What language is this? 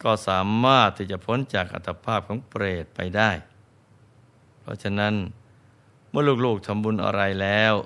Thai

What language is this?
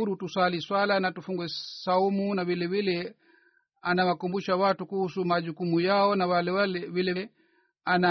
Swahili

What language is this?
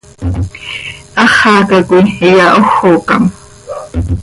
Seri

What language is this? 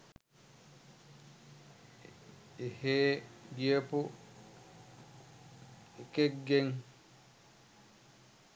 Sinhala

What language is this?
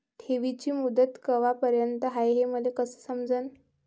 Marathi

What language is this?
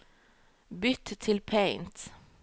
Norwegian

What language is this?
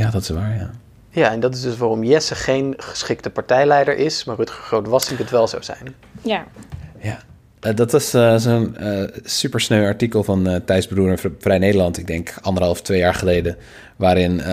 Dutch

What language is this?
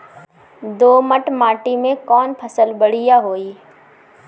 Bhojpuri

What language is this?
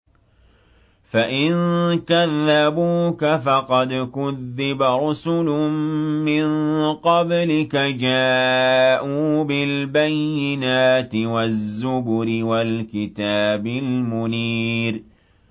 Arabic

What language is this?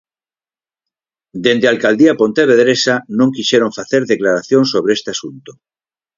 Galician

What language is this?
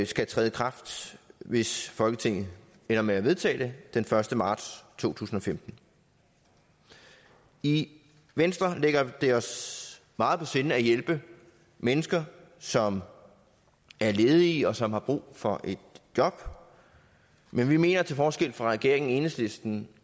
Danish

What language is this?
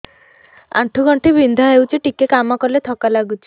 Odia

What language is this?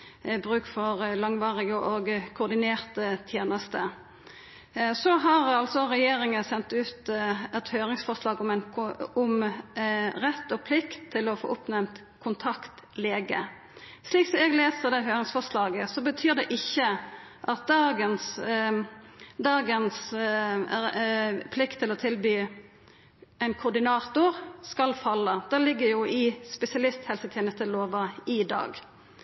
Norwegian Nynorsk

